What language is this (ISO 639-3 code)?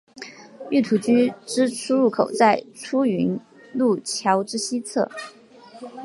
zho